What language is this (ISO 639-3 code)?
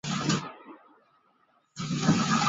zho